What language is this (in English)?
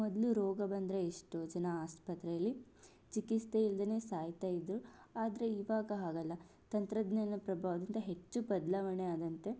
Kannada